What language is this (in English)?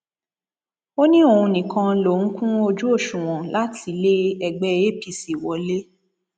Yoruba